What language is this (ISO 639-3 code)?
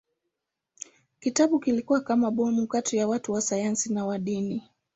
swa